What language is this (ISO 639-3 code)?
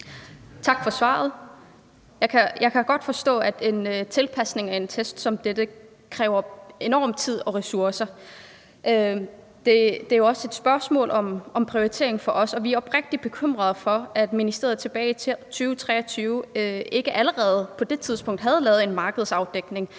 dan